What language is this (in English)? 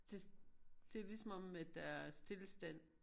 Danish